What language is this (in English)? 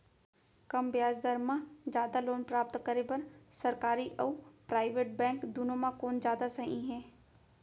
Chhattisgarhi